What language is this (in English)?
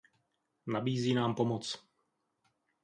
Czech